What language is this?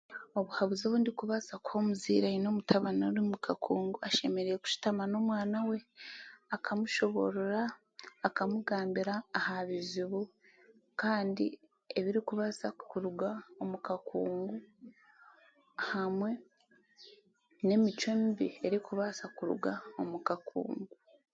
Chiga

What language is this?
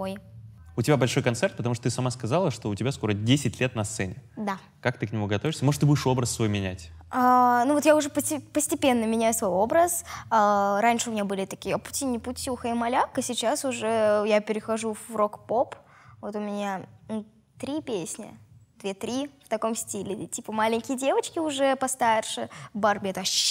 Russian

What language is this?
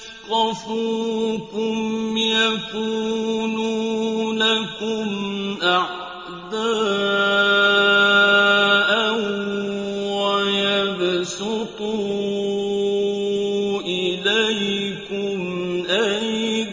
Arabic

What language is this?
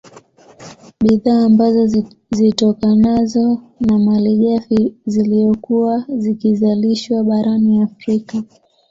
Swahili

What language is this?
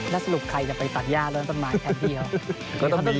Thai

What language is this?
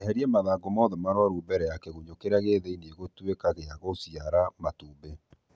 Kikuyu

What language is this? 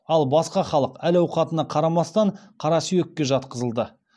Kazakh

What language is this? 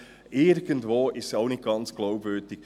Swiss German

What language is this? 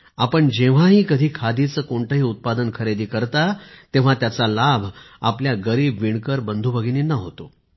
Marathi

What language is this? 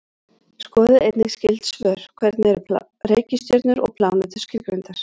Icelandic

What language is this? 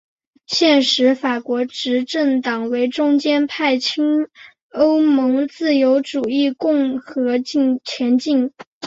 Chinese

